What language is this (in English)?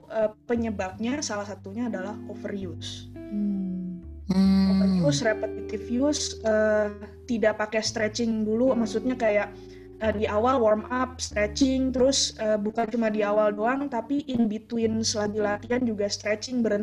Indonesian